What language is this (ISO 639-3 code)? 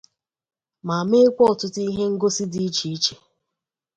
ibo